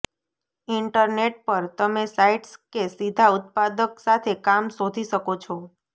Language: Gujarati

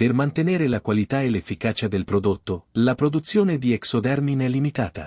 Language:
Italian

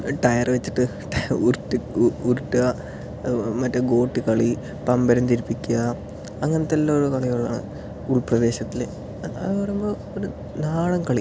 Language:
Malayalam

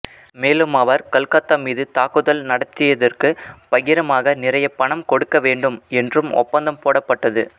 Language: Tamil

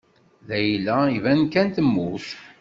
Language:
Kabyle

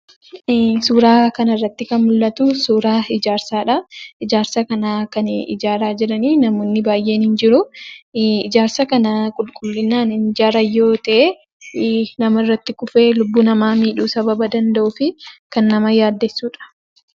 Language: Oromo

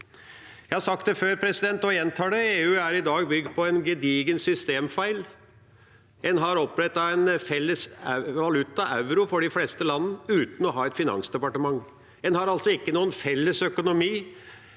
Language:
Norwegian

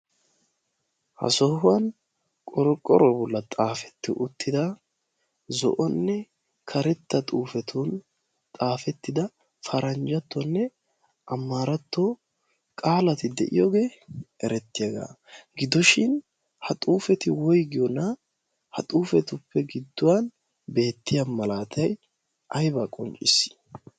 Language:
Wolaytta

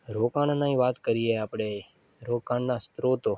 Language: Gujarati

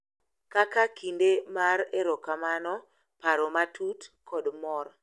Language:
Luo (Kenya and Tanzania)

